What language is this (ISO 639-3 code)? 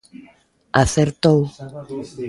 glg